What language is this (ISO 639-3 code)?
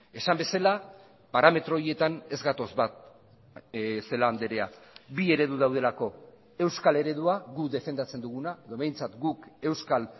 eus